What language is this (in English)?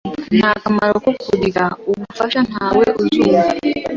Kinyarwanda